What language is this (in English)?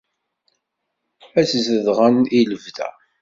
Kabyle